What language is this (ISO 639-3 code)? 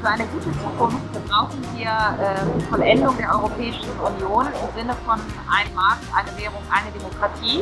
deu